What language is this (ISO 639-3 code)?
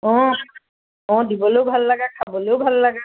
asm